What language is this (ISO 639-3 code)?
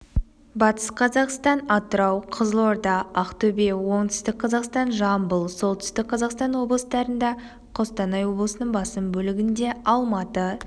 kaz